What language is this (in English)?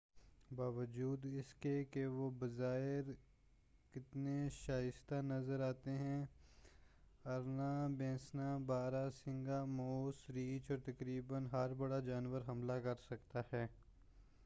Urdu